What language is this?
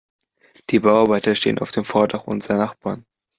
German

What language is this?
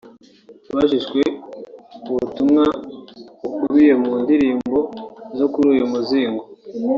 Kinyarwanda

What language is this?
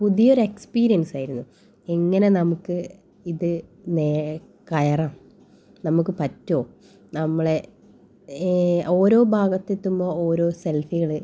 Malayalam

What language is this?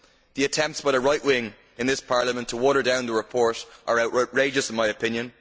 English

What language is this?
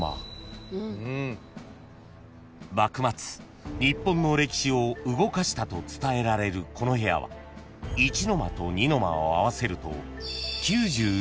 Japanese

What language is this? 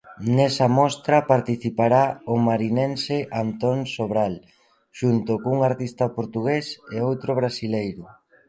Galician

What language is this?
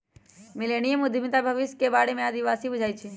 Magahi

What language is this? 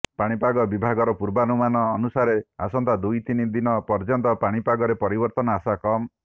Odia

